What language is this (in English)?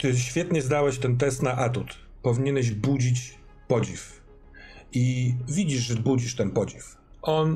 Polish